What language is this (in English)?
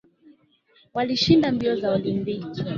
Swahili